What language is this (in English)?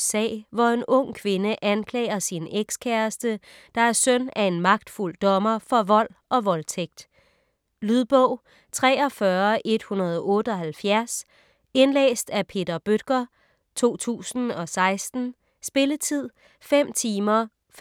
Danish